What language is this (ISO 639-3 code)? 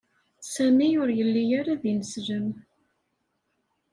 kab